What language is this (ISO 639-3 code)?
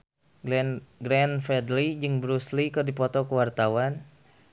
sun